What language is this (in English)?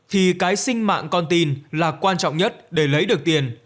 Vietnamese